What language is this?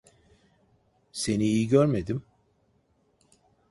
Turkish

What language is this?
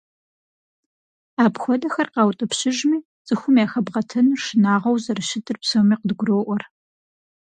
Kabardian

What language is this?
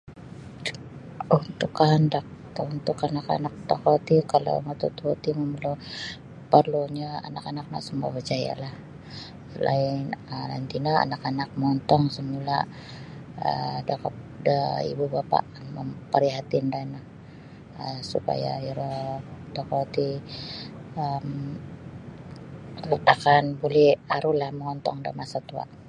Sabah Bisaya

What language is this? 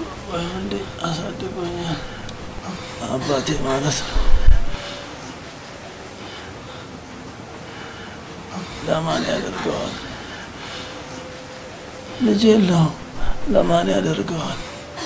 Arabic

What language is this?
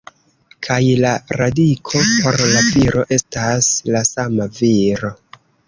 Esperanto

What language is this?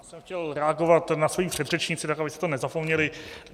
Czech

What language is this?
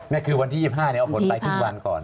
Thai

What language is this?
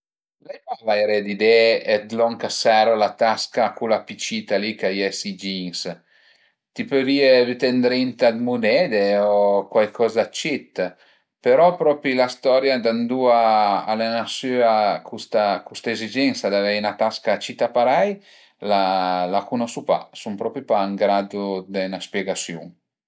Piedmontese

